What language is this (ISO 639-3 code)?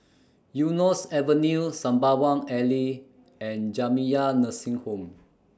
eng